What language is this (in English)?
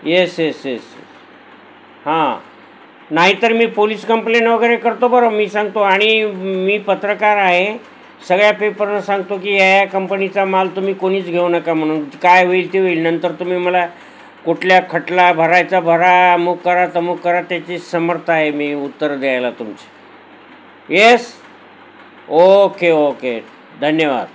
Marathi